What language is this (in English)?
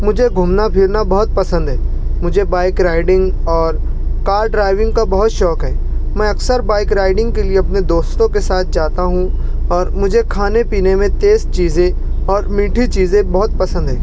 Urdu